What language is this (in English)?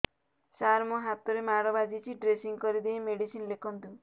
Odia